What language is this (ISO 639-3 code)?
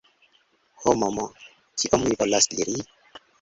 epo